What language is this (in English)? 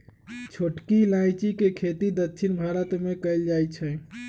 Magahi